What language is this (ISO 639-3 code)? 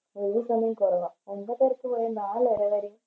mal